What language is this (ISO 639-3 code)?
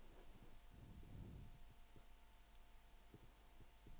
swe